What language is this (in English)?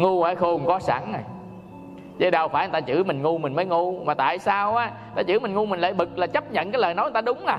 Vietnamese